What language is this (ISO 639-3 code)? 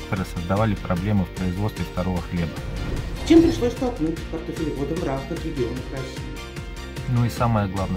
rus